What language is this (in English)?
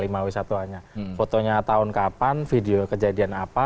Indonesian